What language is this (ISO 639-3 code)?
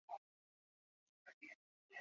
zho